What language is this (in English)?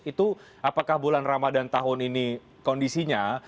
Indonesian